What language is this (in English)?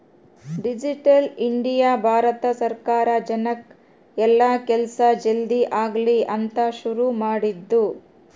Kannada